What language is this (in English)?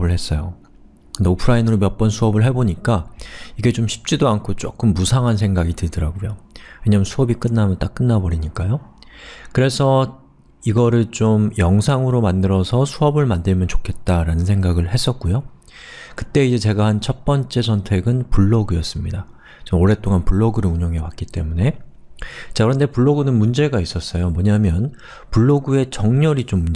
Korean